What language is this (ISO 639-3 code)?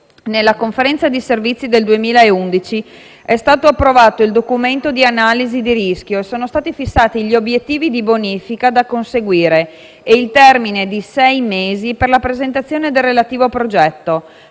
ita